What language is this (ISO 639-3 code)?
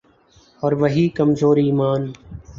urd